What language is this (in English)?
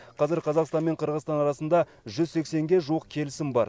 Kazakh